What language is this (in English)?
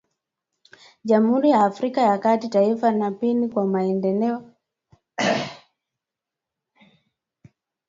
Swahili